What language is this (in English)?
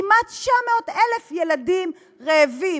Hebrew